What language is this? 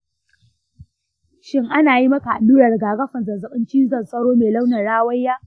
Hausa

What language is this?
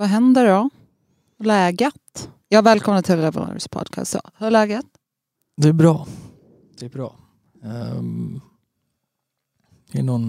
Swedish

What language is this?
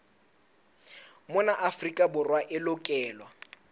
Southern Sotho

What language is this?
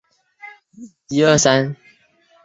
Chinese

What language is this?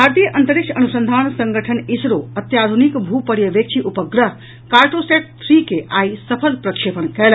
Maithili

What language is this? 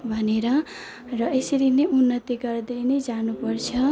Nepali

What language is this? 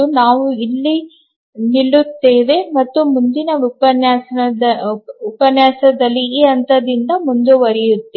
Kannada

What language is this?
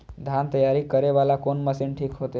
Maithili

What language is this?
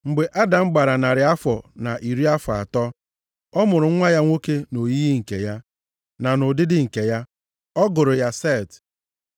Igbo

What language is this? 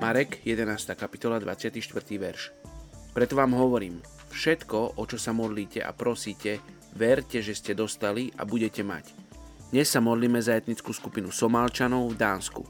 Slovak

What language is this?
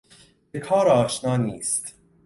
Persian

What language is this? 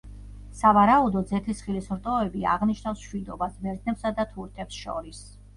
Georgian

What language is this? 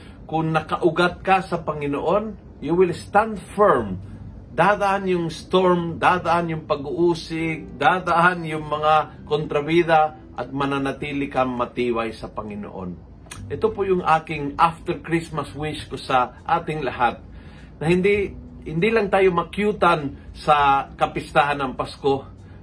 Filipino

